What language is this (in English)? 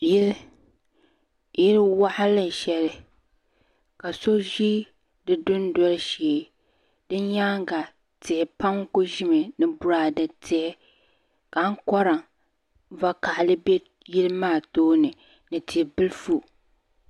Dagbani